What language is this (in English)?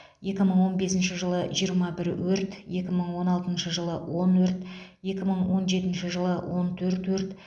Kazakh